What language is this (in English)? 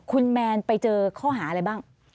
Thai